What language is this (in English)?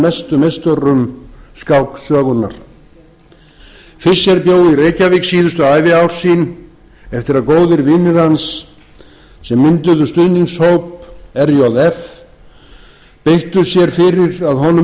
Icelandic